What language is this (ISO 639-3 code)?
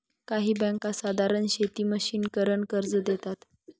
mar